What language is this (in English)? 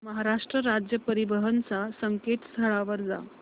Marathi